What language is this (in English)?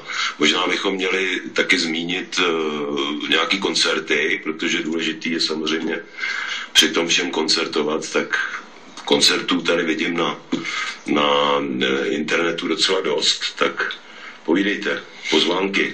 Czech